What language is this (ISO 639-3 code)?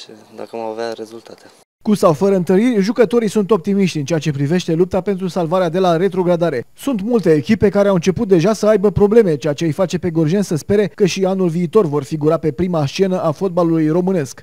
ron